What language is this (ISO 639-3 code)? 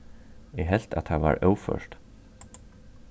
fao